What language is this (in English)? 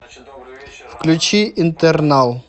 Russian